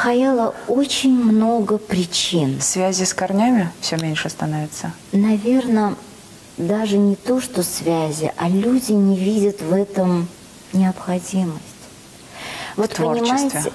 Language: Russian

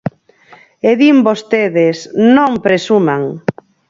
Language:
Galician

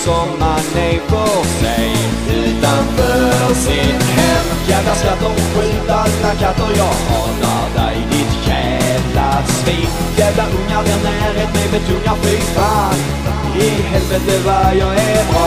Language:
Swedish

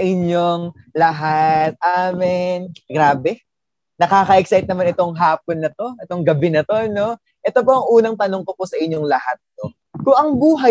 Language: Filipino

